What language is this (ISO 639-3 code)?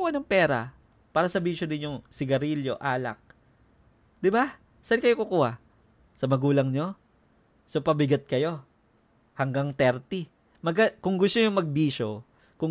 fil